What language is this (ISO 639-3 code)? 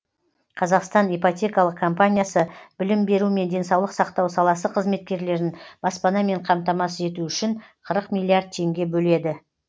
kaz